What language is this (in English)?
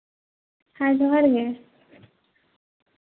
Santali